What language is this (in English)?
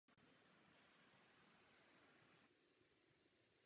Czech